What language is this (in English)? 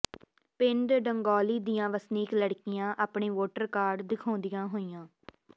Punjabi